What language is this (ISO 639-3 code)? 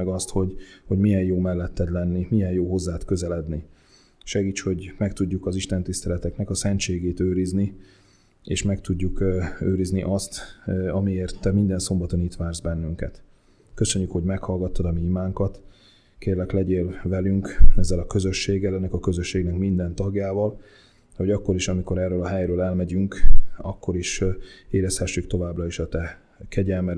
hun